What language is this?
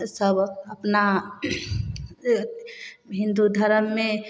Maithili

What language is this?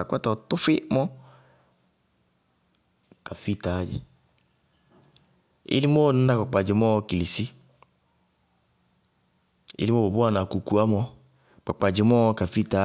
Bago-Kusuntu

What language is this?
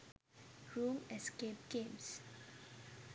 Sinhala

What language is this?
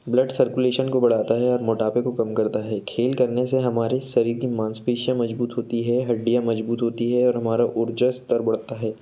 Hindi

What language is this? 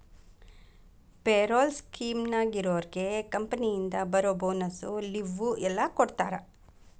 Kannada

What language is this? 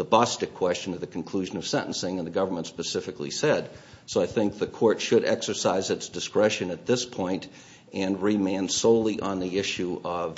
English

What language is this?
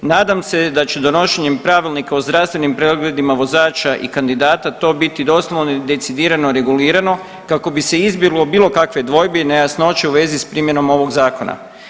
Croatian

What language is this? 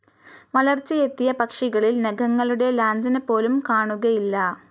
Malayalam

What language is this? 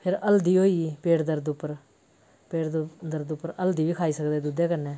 Dogri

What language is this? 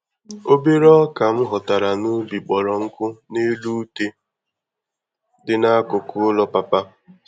Igbo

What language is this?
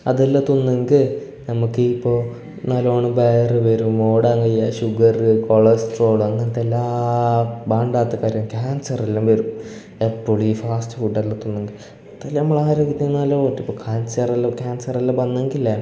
Malayalam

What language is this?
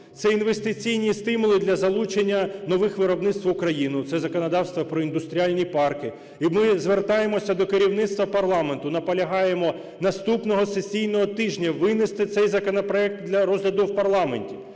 Ukrainian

